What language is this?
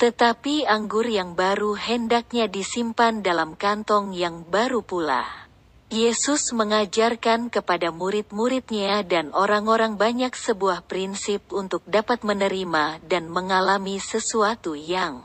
Indonesian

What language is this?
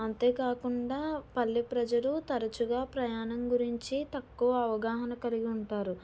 Telugu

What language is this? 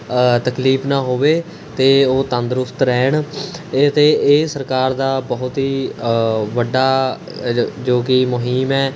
Punjabi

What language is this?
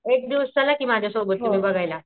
Marathi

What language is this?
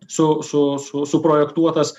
Lithuanian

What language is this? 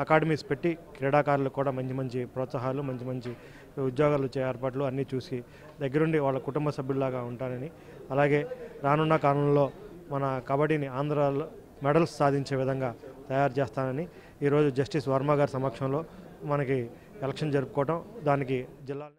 Telugu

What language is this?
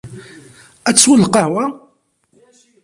Kabyle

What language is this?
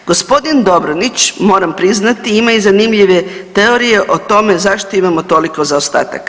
Croatian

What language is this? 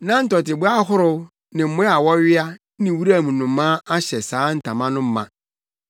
Akan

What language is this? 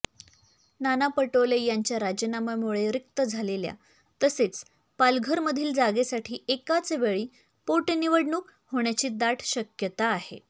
Marathi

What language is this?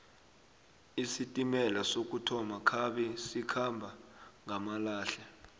South Ndebele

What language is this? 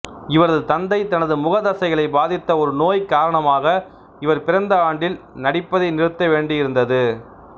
Tamil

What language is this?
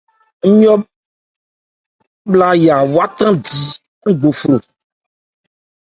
Ebrié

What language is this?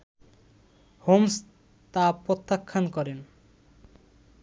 Bangla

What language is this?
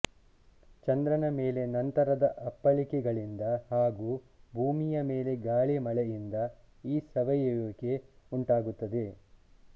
Kannada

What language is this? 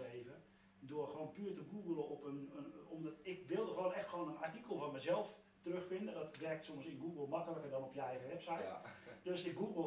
Dutch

